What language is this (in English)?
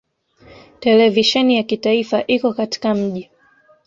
Swahili